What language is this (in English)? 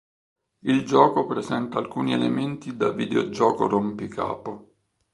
Italian